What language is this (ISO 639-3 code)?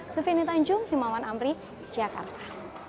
ind